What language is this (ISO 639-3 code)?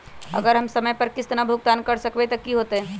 mag